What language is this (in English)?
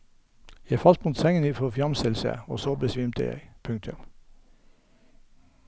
Norwegian